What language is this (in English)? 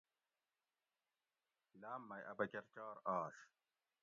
Gawri